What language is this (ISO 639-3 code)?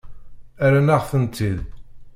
kab